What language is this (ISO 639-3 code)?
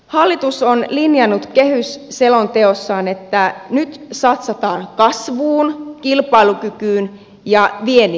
fin